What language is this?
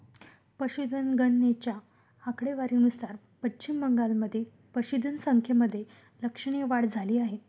Marathi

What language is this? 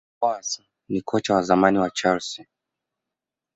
Swahili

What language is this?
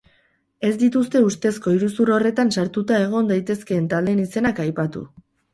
Basque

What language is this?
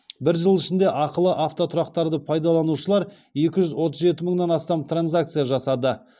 Kazakh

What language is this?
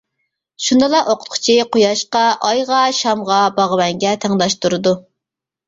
Uyghur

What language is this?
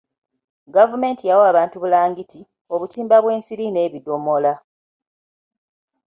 Ganda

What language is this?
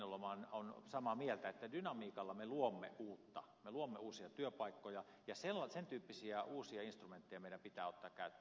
Finnish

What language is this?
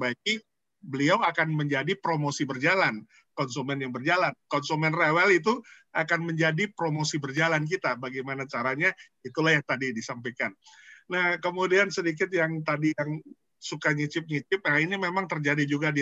Indonesian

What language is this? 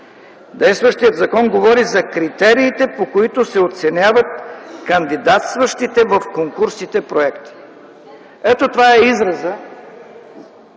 Bulgarian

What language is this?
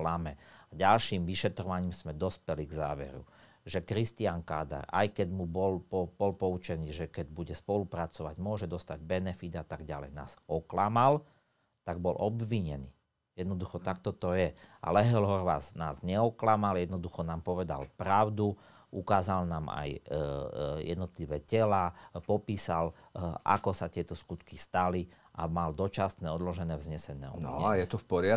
Slovak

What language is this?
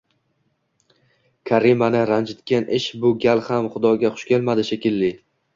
Uzbek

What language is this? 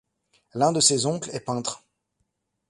French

